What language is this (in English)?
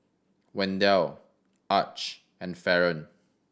English